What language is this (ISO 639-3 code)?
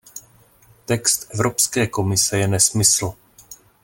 ces